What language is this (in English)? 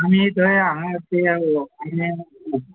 Konkani